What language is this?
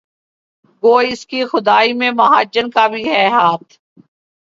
Urdu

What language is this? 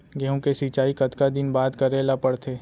Chhattisgarhi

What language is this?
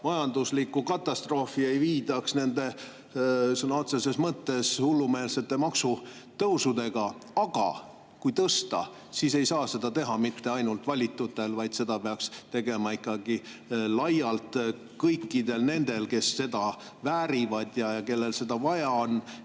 Estonian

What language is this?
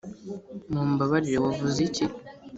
Kinyarwanda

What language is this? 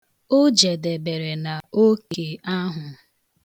Igbo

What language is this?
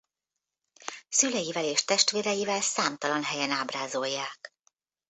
Hungarian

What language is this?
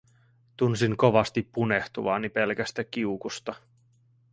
Finnish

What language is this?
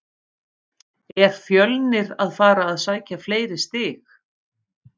Icelandic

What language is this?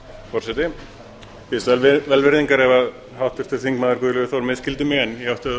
Icelandic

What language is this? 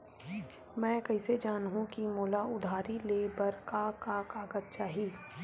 Chhattisgarhi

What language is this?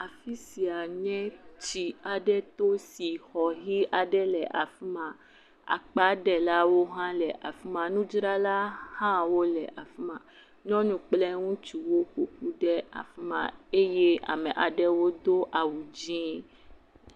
Ewe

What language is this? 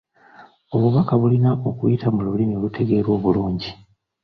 Ganda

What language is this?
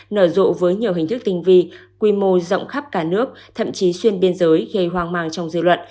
Vietnamese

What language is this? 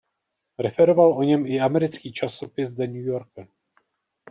Czech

